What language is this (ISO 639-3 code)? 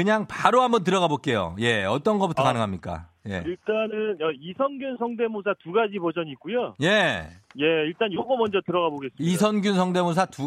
kor